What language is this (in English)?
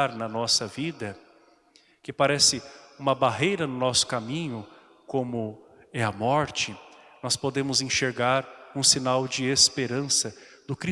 Portuguese